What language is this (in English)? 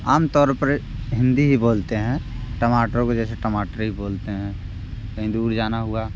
Hindi